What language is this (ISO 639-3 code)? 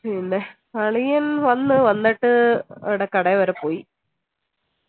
mal